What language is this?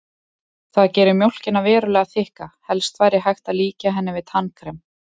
Icelandic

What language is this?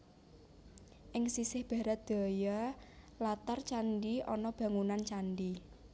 Javanese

